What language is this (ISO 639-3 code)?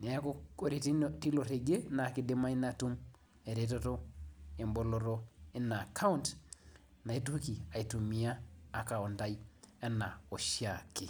mas